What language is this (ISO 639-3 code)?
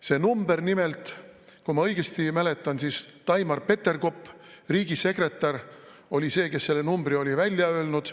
est